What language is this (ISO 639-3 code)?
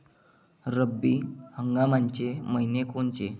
mar